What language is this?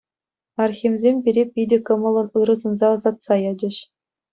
Chuvash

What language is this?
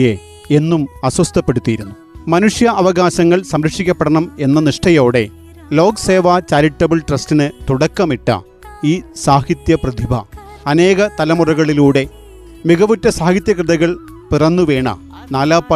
Malayalam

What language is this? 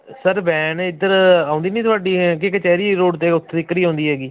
Punjabi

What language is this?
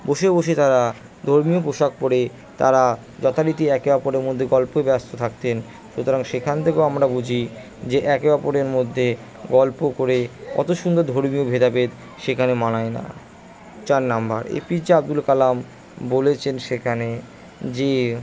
Bangla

